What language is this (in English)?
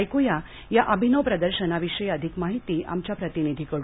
Marathi